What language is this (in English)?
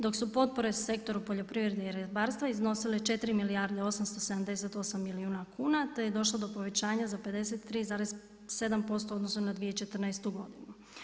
Croatian